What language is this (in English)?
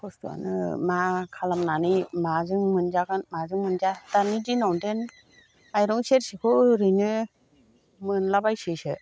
Bodo